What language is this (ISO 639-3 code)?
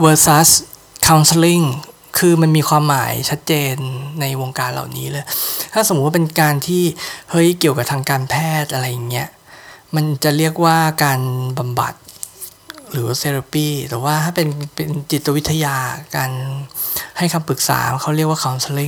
tha